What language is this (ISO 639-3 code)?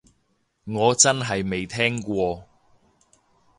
yue